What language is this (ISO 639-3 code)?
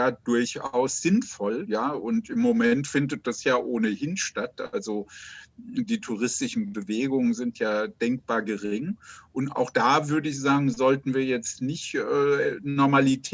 deu